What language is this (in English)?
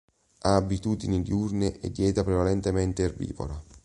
Italian